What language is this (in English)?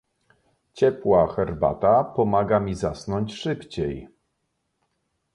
Polish